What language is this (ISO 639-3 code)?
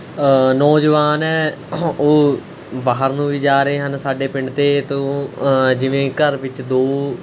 pan